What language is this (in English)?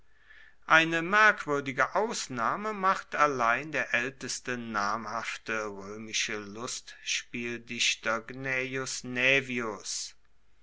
German